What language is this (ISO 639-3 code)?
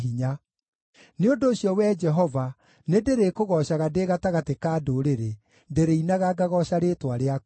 kik